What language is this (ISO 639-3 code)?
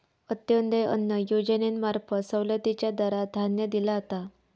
mar